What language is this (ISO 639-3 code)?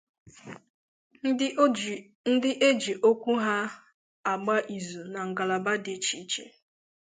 ibo